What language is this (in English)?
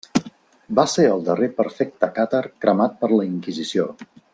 Catalan